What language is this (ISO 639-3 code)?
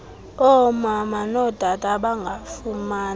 xho